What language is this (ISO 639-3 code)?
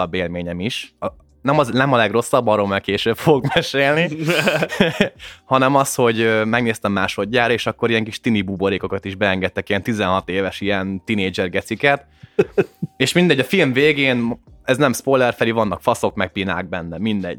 hun